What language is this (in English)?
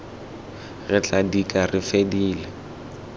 Tswana